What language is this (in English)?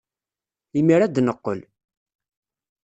Kabyle